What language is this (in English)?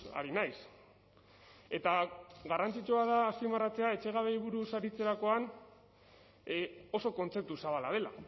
Basque